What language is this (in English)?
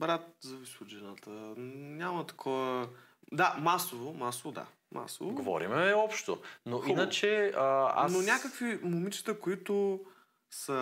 Bulgarian